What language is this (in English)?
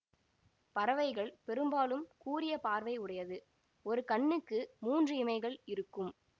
Tamil